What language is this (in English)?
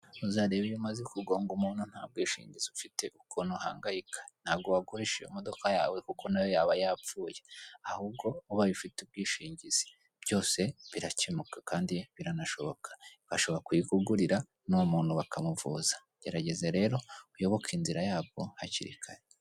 Kinyarwanda